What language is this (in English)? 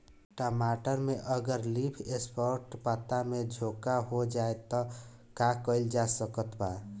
Bhojpuri